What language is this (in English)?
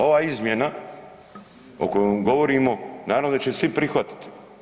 Croatian